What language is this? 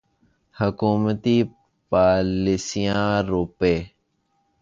Urdu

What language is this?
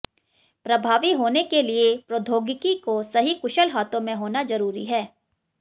Hindi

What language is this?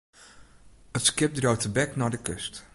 Western Frisian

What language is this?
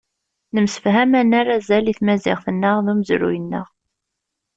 Kabyle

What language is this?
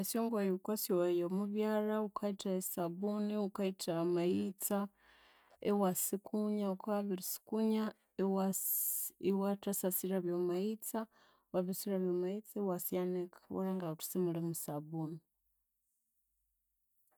Konzo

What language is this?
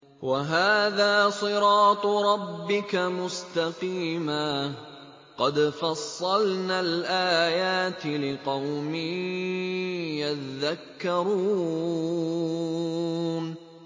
Arabic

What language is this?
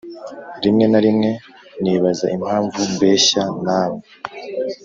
Kinyarwanda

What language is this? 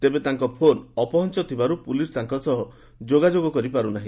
Odia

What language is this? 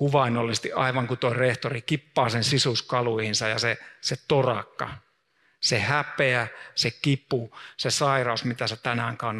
Finnish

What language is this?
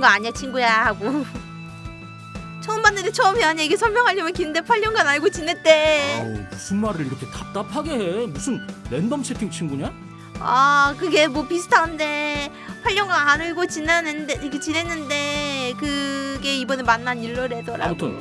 Korean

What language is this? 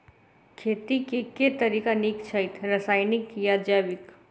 Maithili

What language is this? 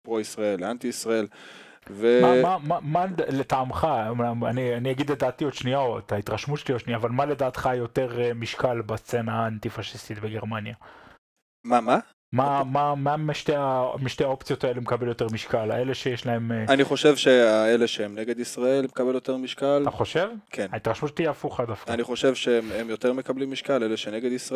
Hebrew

